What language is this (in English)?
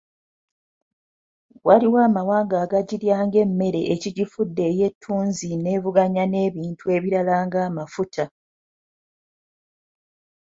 Ganda